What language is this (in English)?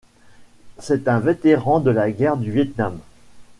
French